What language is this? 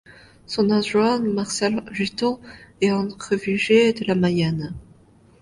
French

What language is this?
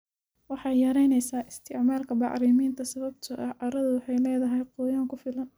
Somali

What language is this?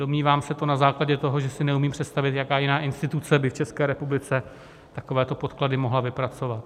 Czech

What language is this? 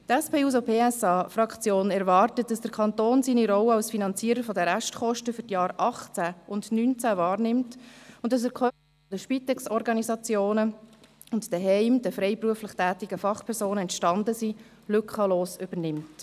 Swiss German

